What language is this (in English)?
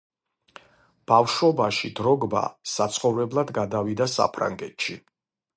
Georgian